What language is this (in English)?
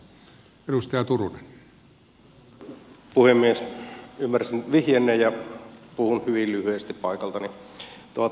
Finnish